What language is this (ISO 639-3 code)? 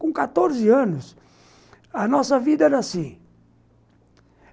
por